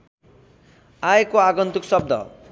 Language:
Nepali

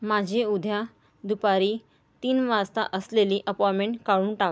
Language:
Marathi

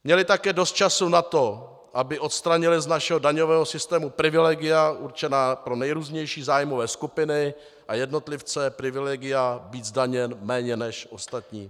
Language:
Czech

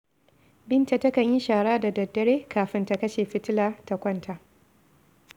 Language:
Hausa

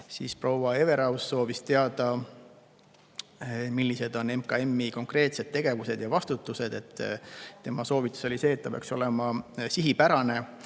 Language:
Estonian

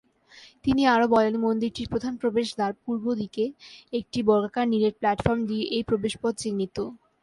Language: Bangla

